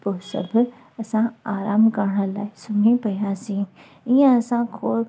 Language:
Sindhi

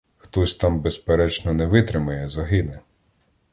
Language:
Ukrainian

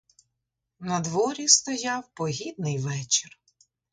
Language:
Ukrainian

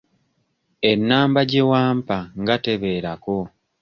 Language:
Ganda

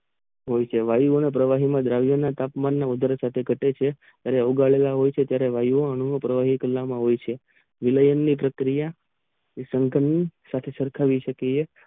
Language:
Gujarati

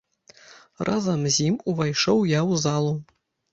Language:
Belarusian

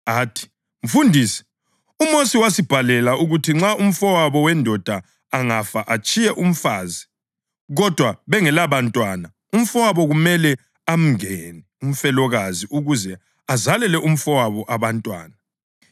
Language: North Ndebele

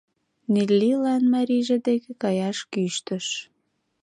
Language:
Mari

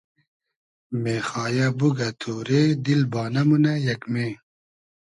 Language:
Hazaragi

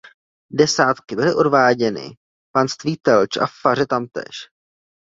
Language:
Czech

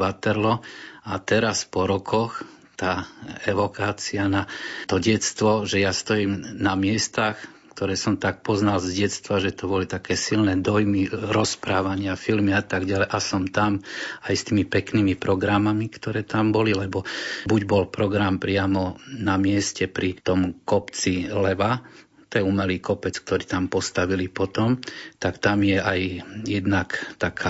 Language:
Slovak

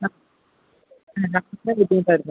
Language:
Malayalam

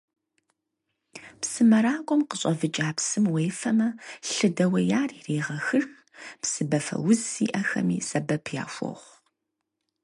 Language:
Kabardian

